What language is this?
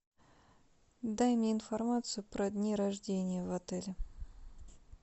Russian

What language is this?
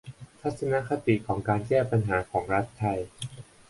Thai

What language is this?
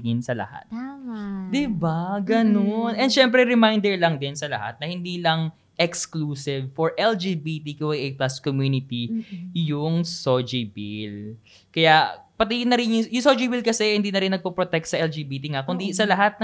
Filipino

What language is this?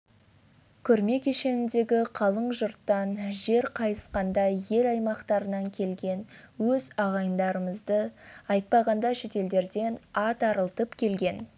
Kazakh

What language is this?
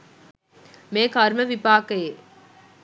Sinhala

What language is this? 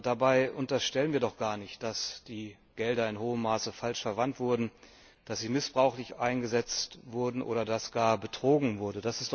German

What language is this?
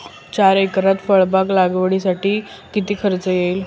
Marathi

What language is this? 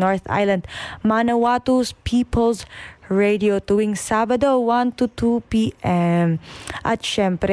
Filipino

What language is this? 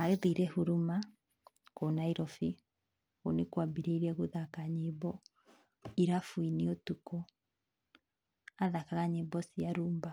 Kikuyu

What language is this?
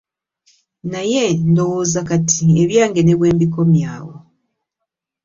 Ganda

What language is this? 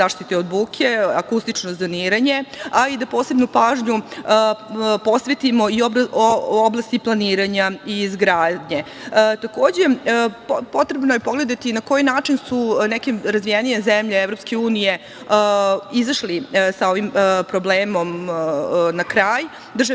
Serbian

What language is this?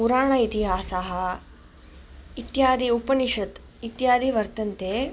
Sanskrit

